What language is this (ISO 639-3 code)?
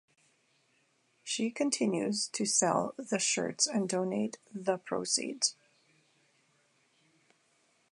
eng